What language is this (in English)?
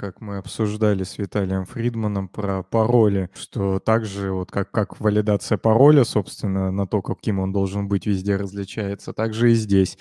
Russian